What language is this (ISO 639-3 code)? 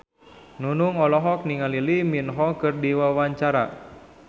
sun